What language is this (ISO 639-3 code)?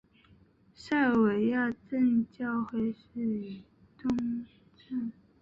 zho